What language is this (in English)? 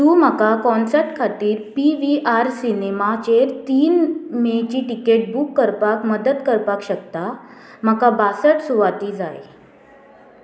Konkani